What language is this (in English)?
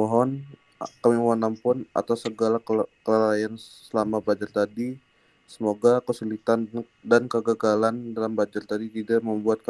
Indonesian